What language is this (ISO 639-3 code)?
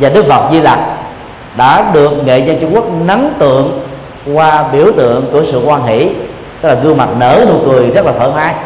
vie